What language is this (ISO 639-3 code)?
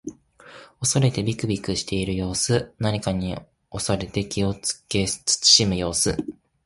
jpn